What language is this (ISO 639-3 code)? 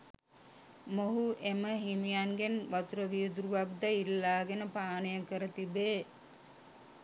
sin